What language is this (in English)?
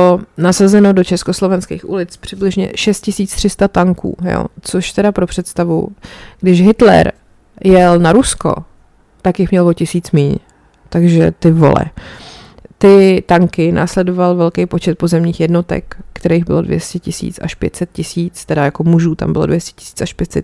Czech